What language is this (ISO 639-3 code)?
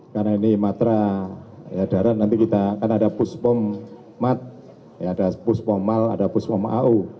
ind